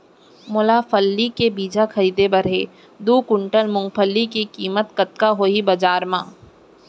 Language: Chhattisgarhi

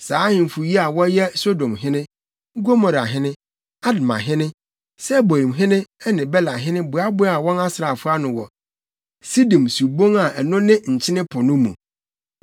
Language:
Akan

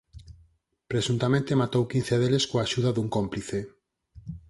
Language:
Galician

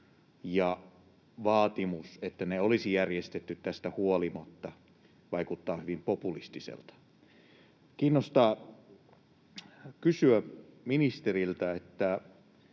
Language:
Finnish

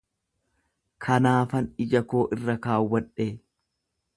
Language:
Oromo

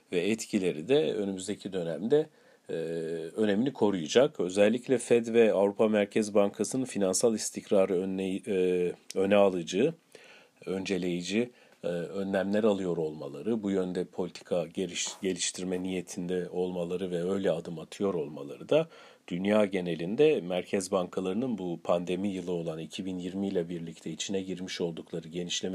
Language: Turkish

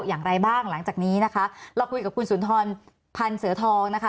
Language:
Thai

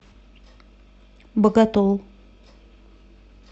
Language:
Russian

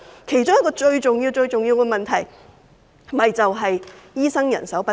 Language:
Cantonese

